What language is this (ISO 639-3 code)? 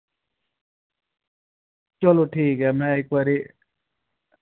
doi